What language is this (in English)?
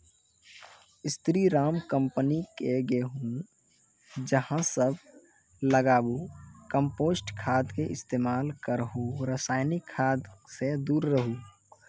Maithili